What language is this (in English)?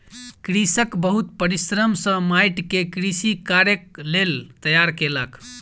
Maithili